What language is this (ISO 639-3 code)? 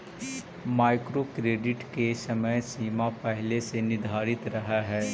mag